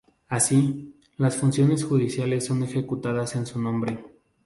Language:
Spanish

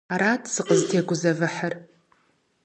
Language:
Kabardian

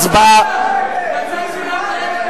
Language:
Hebrew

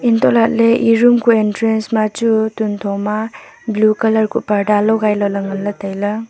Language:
Wancho Naga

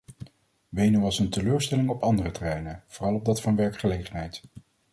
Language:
Dutch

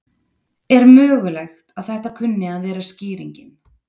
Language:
Icelandic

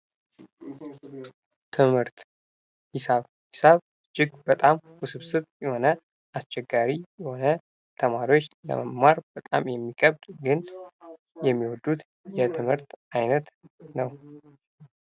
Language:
Amharic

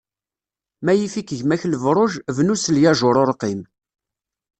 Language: Kabyle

